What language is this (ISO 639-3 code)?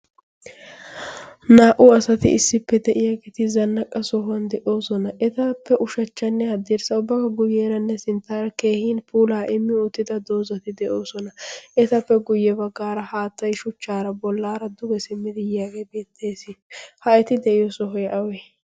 wal